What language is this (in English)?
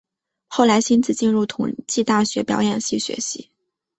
Chinese